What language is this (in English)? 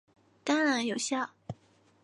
Chinese